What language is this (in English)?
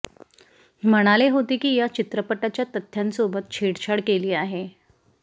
Marathi